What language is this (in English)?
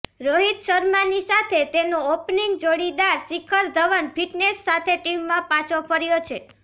Gujarati